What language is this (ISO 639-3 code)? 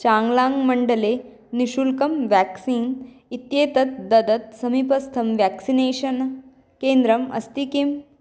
san